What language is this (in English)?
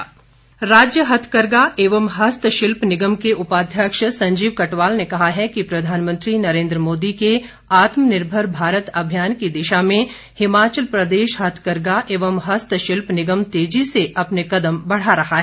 Hindi